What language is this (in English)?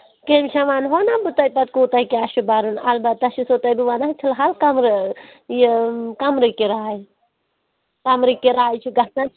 Kashmiri